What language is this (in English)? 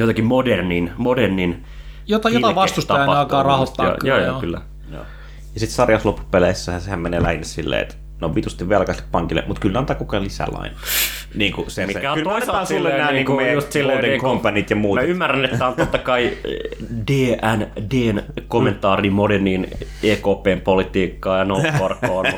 Finnish